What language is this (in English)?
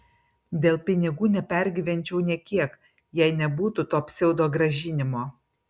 Lithuanian